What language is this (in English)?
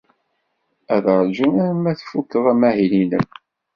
Kabyle